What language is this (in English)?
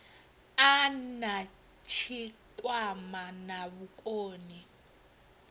Venda